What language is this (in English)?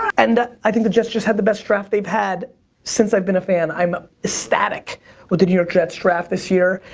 English